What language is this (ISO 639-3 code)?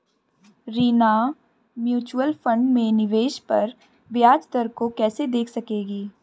hin